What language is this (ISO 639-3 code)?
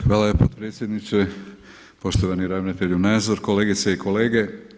hrv